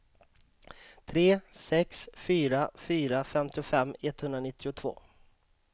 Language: Swedish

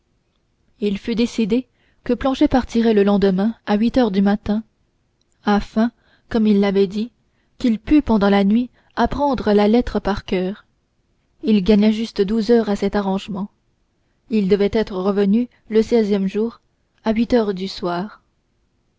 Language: French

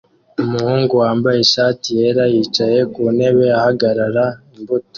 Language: Kinyarwanda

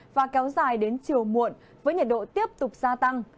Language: Vietnamese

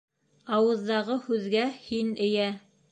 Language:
Bashkir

